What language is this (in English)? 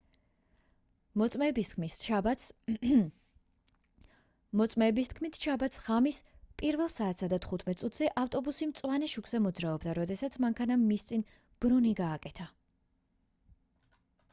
Georgian